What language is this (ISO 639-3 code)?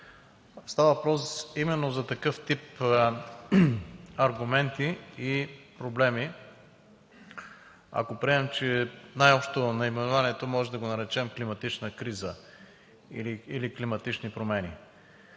bul